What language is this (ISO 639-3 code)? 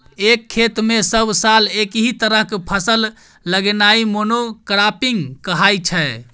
mai